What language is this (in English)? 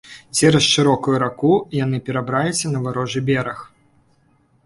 Belarusian